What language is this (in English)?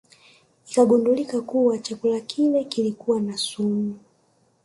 Swahili